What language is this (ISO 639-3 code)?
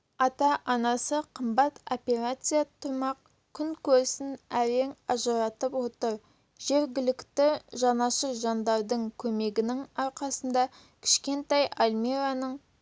kaz